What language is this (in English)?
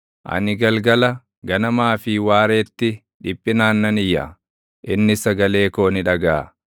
Oromo